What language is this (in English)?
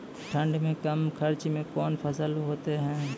Maithili